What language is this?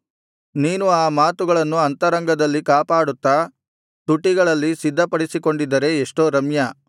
Kannada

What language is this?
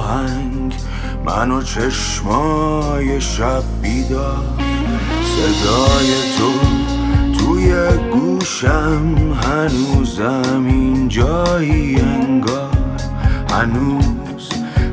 Persian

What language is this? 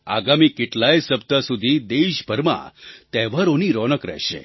Gujarati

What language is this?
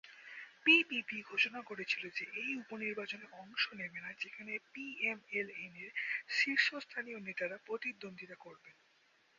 Bangla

